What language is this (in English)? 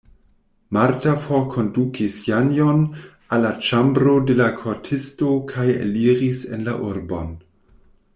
Esperanto